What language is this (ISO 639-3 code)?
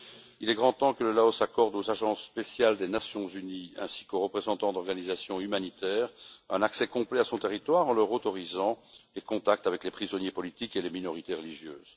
fra